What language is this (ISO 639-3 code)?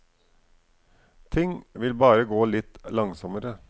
nor